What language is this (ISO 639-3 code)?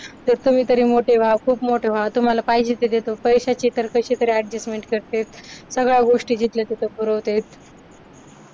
mar